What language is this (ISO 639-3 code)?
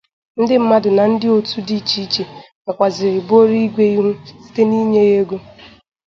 ibo